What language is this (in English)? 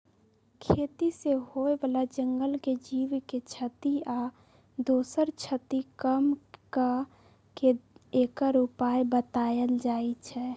Magahi